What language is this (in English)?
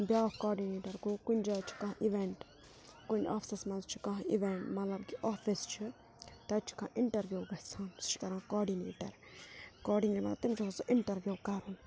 Kashmiri